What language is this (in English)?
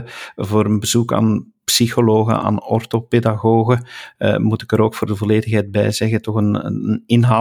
Dutch